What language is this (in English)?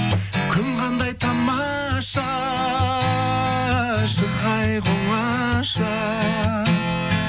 Kazakh